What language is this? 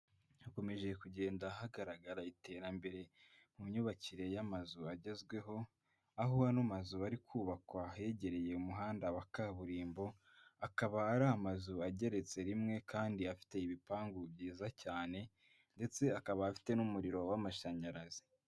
Kinyarwanda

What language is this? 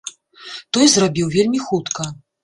Belarusian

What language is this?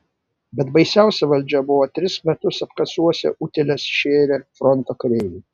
Lithuanian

